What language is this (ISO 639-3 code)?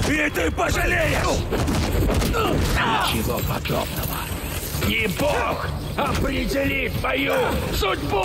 rus